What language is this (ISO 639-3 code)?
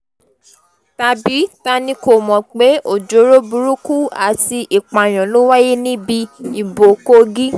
yor